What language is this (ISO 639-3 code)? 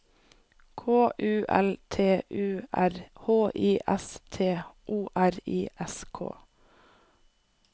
nor